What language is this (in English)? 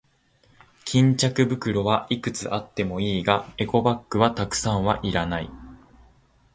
Japanese